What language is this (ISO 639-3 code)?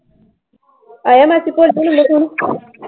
pan